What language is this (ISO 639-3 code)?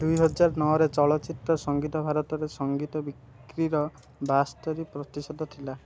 ori